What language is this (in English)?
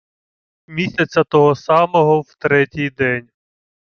Ukrainian